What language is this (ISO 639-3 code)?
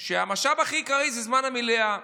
heb